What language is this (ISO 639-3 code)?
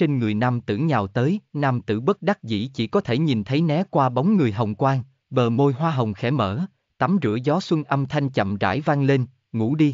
vie